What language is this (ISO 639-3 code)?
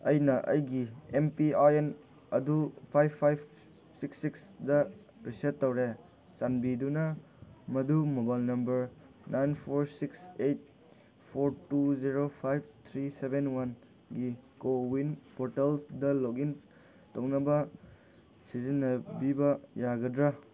mni